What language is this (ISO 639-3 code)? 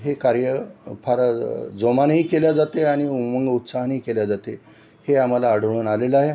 mar